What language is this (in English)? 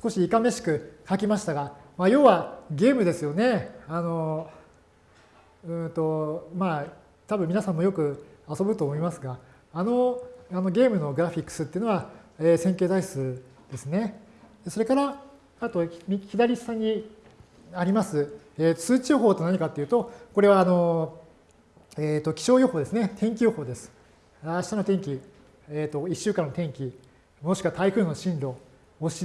Japanese